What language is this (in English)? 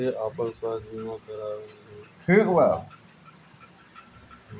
Bhojpuri